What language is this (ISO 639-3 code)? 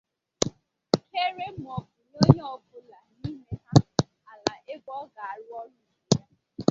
ibo